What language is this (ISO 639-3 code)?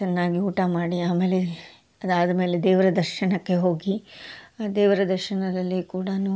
kan